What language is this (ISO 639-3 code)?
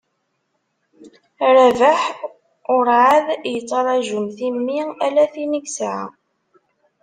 kab